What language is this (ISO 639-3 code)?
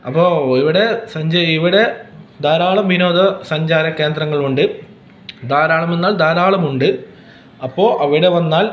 mal